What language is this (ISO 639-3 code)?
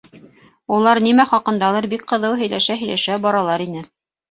bak